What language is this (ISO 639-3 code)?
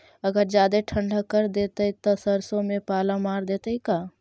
mag